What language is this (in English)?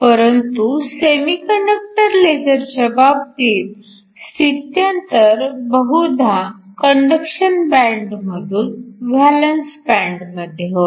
Marathi